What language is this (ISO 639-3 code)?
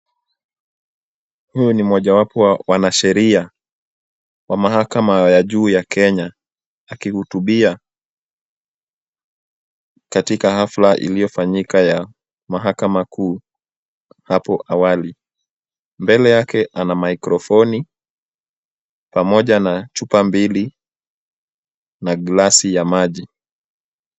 swa